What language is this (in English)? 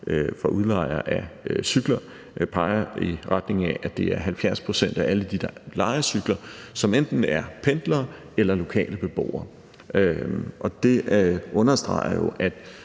Danish